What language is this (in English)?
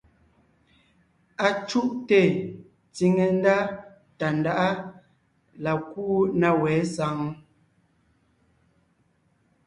Ngiemboon